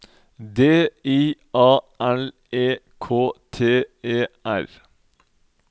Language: Norwegian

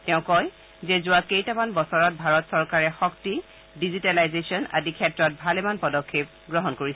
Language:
Assamese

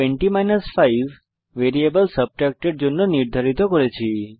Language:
Bangla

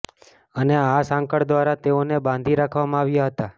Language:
Gujarati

